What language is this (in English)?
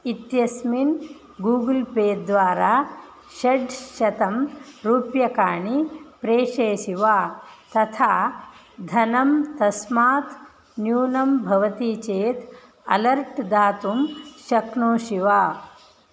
Sanskrit